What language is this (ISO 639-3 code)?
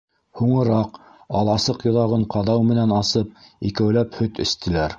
bak